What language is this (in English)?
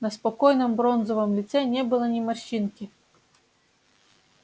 Russian